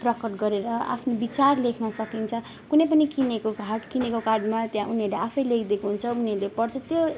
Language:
Nepali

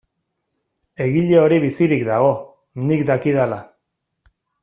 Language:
Basque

